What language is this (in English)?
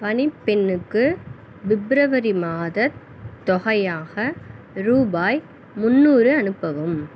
Tamil